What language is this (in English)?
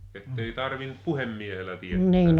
Finnish